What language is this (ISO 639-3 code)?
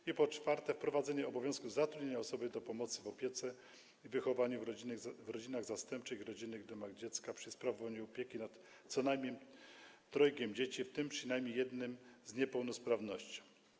pol